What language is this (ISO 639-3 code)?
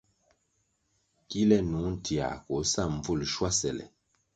nmg